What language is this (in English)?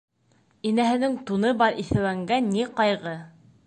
Bashkir